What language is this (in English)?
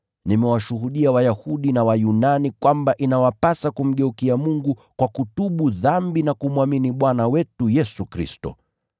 Swahili